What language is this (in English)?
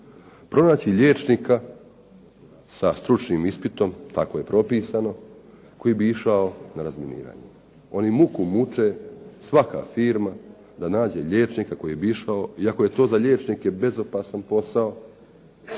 Croatian